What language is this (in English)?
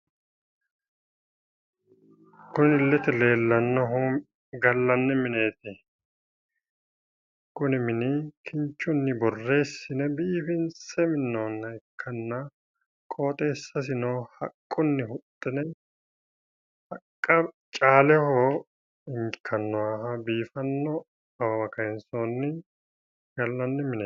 Sidamo